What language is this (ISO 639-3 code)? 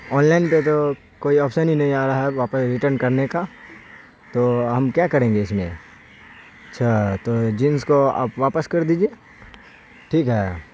urd